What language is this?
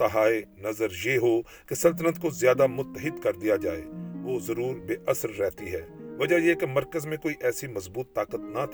Urdu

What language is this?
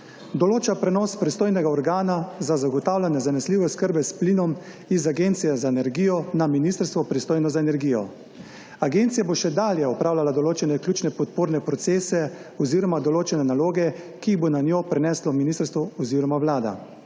Slovenian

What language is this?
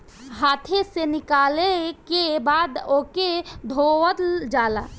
Bhojpuri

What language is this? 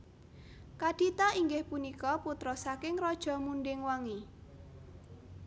Javanese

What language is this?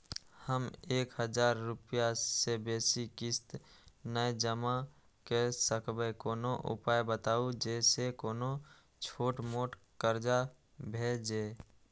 Maithili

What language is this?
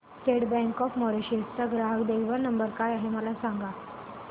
Marathi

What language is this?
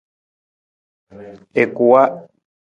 Nawdm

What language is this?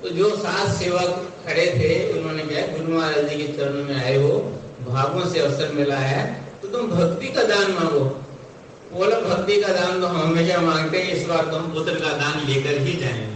Hindi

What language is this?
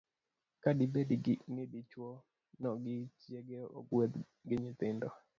Luo (Kenya and Tanzania)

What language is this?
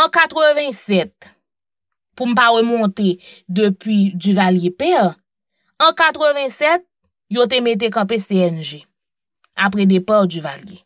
French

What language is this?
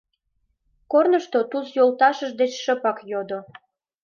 Mari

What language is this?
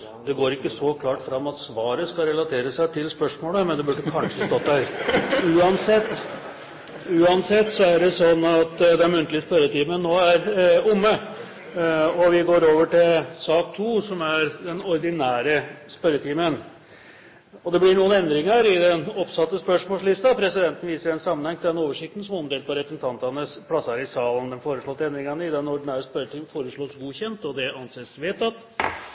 Norwegian Bokmål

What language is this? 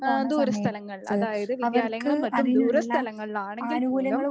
Malayalam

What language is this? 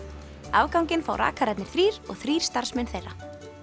Icelandic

